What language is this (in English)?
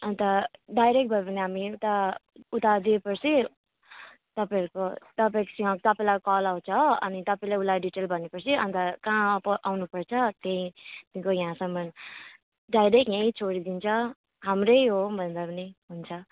Nepali